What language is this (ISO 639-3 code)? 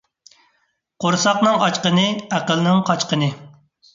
uig